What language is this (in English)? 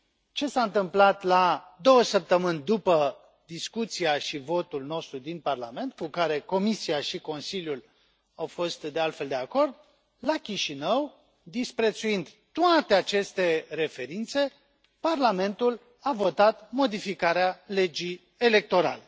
Romanian